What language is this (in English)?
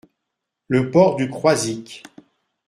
French